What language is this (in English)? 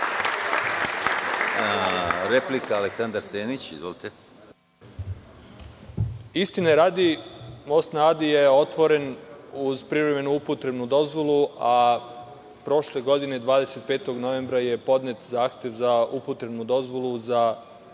Serbian